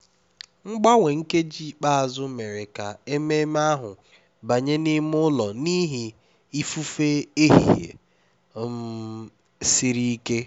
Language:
Igbo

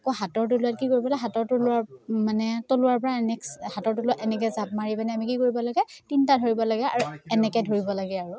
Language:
Assamese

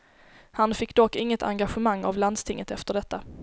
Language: Swedish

